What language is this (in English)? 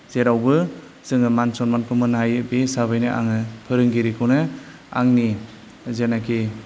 Bodo